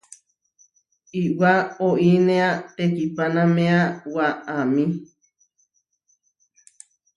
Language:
Huarijio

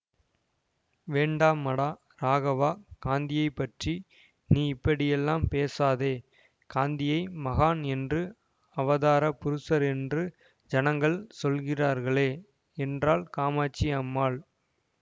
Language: Tamil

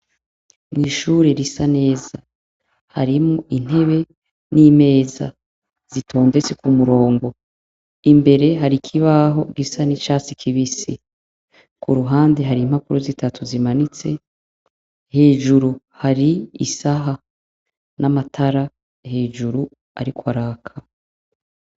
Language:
Rundi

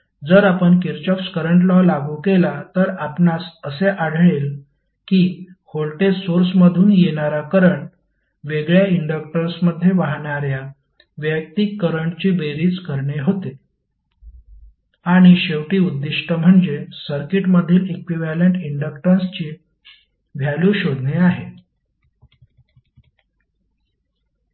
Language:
Marathi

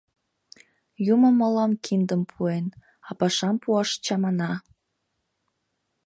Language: Mari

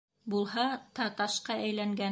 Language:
Bashkir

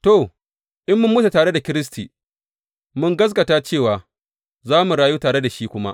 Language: Hausa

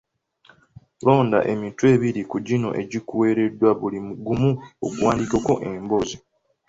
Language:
Ganda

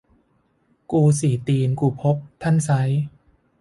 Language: Thai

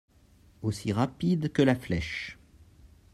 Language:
French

